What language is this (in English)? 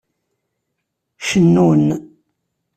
Kabyle